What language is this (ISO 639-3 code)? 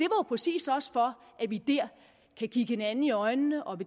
dan